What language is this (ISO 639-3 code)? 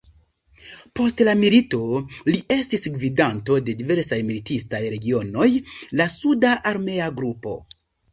epo